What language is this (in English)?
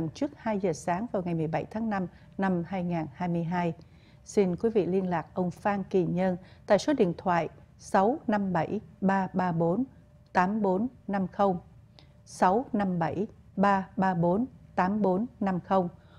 Vietnamese